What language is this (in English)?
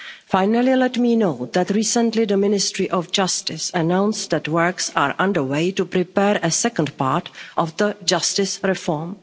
English